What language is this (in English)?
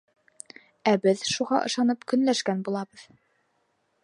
Bashkir